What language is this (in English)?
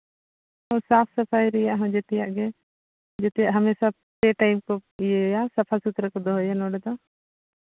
Santali